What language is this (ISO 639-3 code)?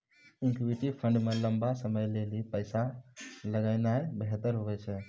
mai